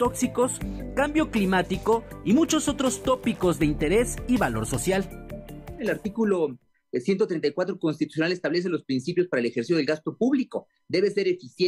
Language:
Spanish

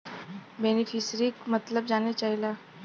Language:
Bhojpuri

